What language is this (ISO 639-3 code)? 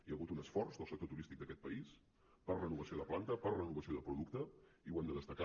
cat